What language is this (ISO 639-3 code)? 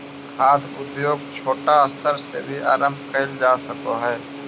mag